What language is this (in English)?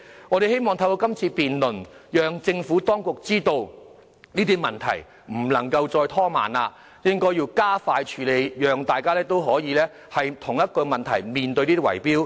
Cantonese